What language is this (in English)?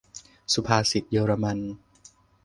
Thai